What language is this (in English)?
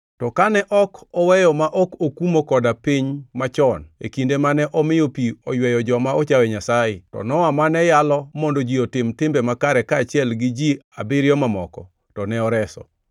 Luo (Kenya and Tanzania)